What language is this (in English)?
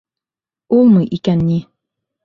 Bashkir